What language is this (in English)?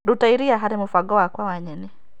Kikuyu